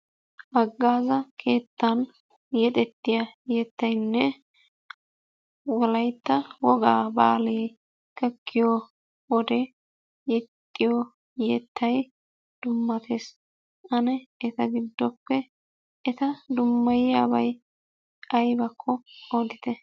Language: Wolaytta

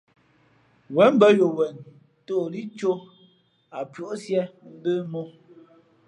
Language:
Fe'fe'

